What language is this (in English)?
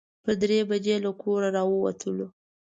Pashto